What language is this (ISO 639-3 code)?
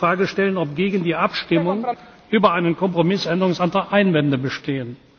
deu